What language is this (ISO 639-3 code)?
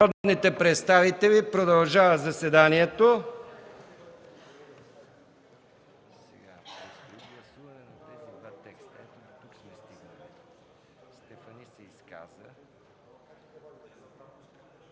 bul